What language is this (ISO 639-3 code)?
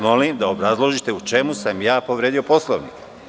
srp